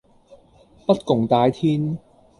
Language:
Cantonese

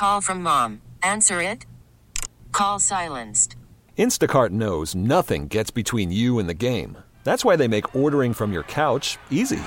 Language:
English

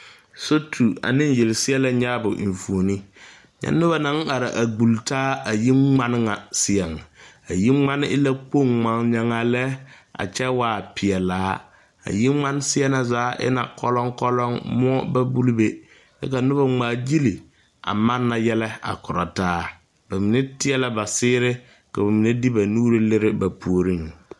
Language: Southern Dagaare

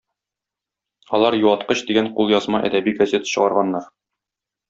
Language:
Tatar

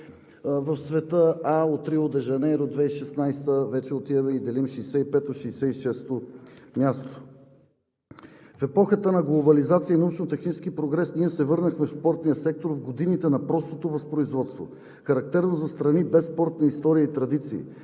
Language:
Bulgarian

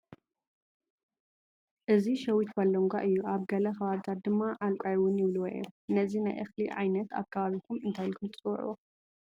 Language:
Tigrinya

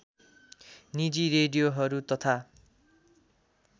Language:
Nepali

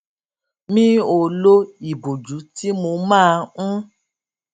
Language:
Yoruba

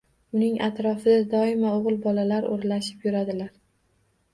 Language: Uzbek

